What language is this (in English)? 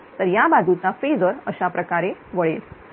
Marathi